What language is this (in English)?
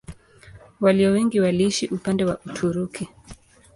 Swahili